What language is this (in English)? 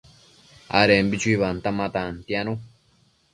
Matsés